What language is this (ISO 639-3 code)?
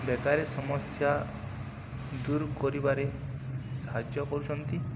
ori